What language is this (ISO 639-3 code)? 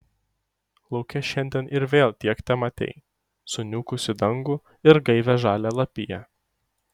lit